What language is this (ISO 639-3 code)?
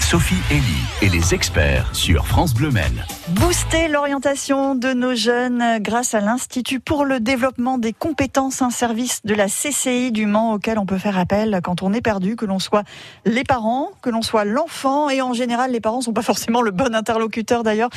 fra